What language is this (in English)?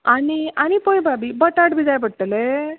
Konkani